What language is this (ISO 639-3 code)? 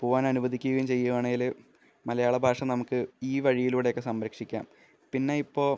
mal